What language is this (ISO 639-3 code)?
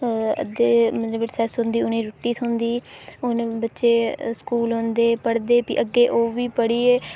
doi